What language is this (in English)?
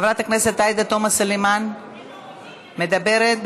Hebrew